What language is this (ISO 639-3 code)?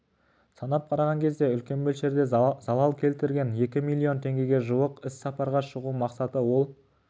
kaz